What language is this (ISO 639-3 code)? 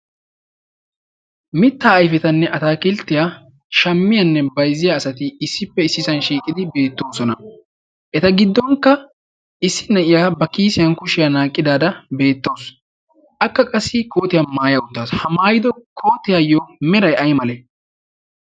wal